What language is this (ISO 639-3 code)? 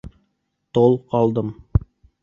bak